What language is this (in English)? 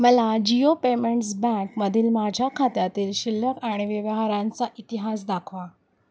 Marathi